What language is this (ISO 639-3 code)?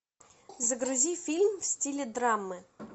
rus